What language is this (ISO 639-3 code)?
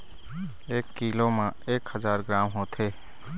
hne